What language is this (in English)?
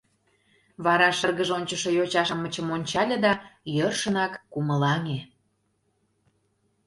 Mari